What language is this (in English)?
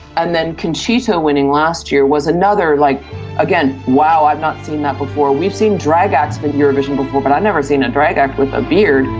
English